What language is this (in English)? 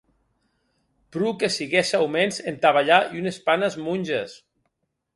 Occitan